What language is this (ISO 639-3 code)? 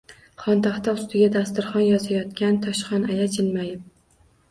uzb